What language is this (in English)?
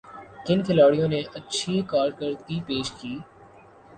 Urdu